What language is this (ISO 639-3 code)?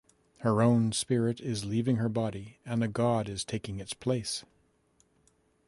eng